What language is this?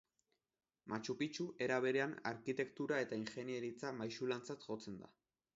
Basque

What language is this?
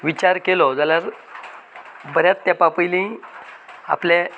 Konkani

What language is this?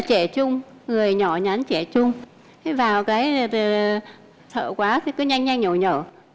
Vietnamese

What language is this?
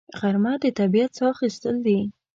Pashto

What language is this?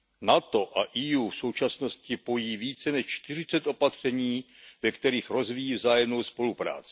Czech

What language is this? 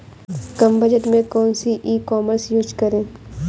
Hindi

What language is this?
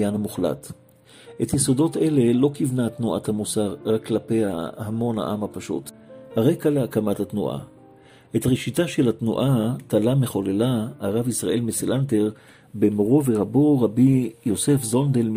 Hebrew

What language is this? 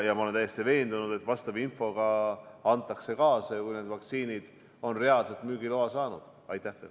Estonian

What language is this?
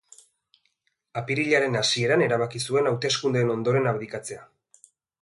Basque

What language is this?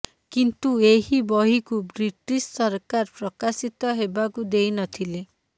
Odia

